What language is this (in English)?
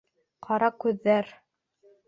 Bashkir